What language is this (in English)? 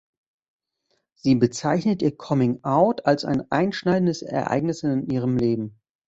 German